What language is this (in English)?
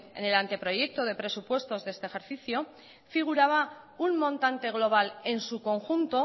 Spanish